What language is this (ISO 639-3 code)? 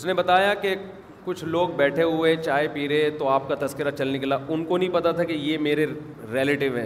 urd